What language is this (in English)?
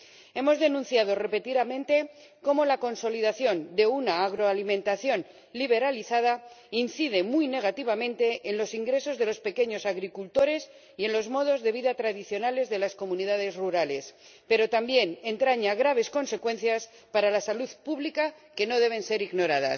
Spanish